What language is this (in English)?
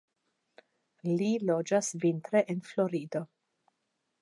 Esperanto